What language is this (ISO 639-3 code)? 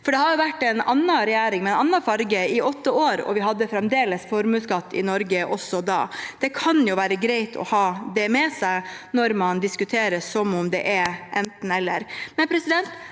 nor